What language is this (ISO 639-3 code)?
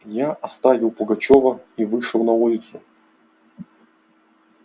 rus